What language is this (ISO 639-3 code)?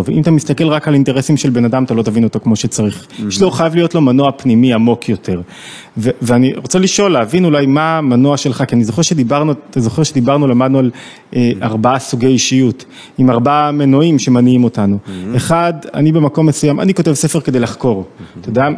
heb